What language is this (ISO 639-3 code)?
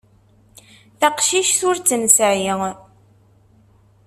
kab